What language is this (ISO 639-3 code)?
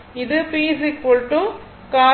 tam